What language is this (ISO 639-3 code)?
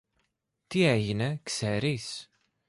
ell